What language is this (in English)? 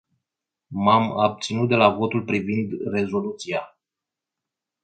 Romanian